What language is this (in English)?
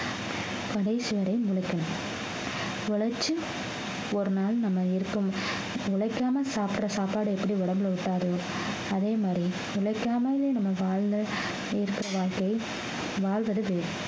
Tamil